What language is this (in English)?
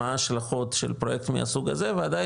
Hebrew